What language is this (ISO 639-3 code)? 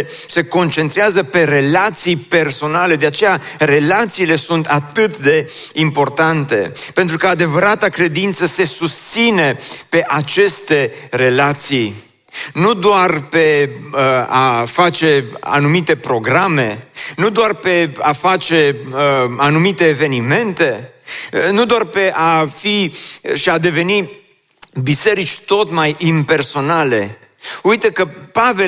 ron